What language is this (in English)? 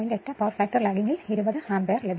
Malayalam